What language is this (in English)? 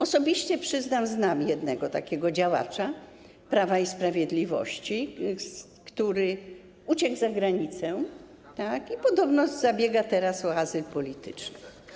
Polish